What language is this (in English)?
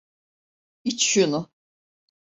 Turkish